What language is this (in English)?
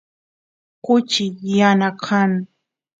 Santiago del Estero Quichua